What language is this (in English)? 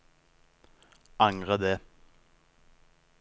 Norwegian